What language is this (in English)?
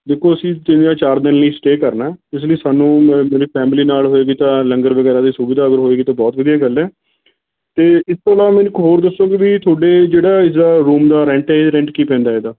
Punjabi